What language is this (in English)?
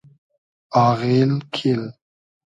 Hazaragi